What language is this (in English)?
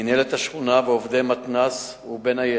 Hebrew